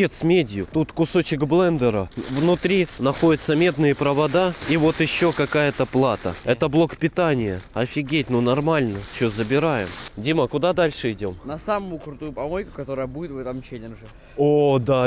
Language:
Russian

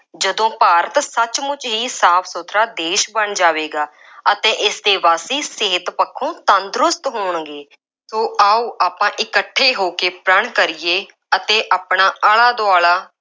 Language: Punjabi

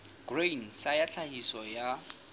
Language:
Southern Sotho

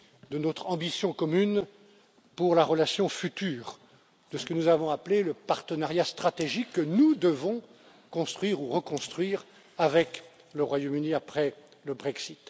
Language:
French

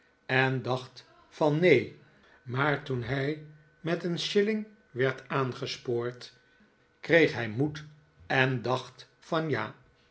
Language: Dutch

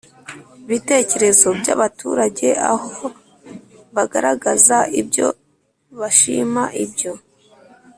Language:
Kinyarwanda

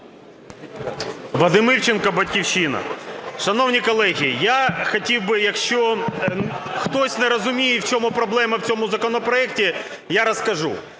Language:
Ukrainian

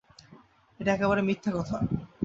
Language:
Bangla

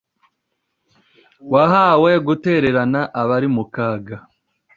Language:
Kinyarwanda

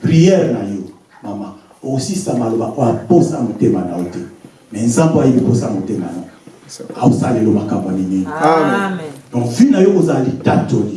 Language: French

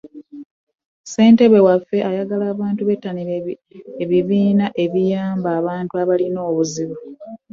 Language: Ganda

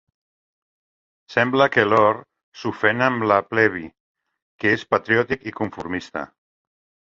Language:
Catalan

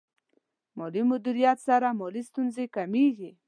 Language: Pashto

